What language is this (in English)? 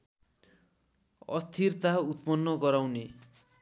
Nepali